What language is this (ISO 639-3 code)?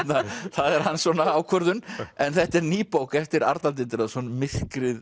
isl